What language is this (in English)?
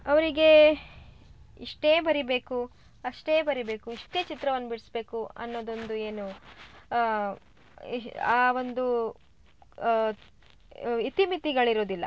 Kannada